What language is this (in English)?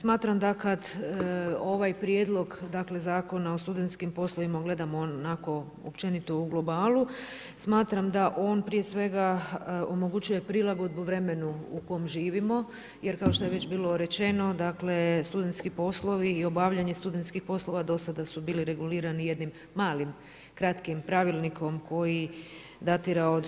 Croatian